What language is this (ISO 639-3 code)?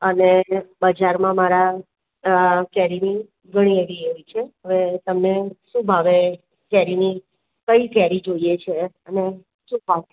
guj